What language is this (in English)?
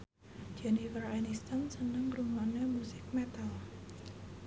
Javanese